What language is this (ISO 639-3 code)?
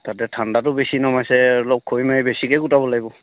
asm